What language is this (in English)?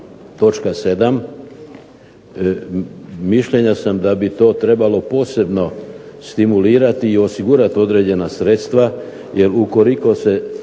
Croatian